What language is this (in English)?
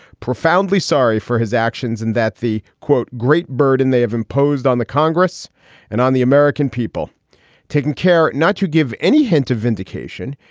English